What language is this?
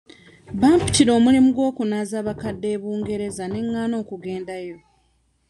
Ganda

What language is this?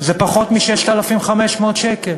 Hebrew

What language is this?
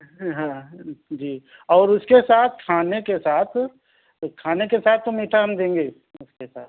Urdu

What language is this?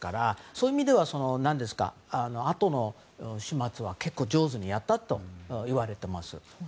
Japanese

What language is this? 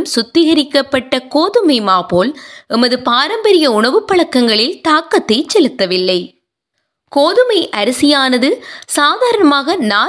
Tamil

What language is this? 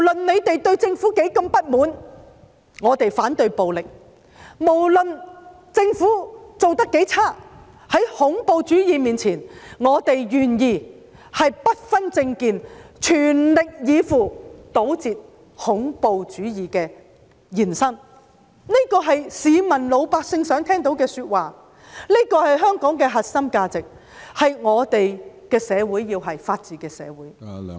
Cantonese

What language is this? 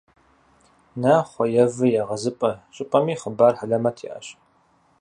Kabardian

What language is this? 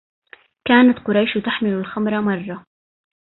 Arabic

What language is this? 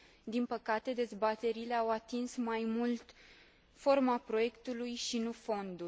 Romanian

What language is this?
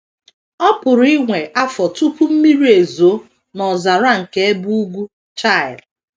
Igbo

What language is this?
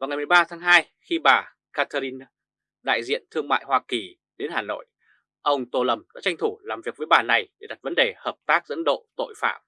Vietnamese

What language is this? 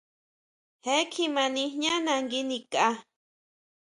Huautla Mazatec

